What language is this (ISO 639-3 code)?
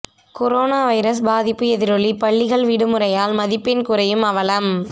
tam